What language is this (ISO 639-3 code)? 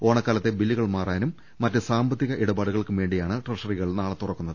mal